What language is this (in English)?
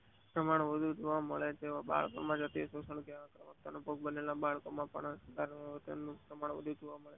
Gujarati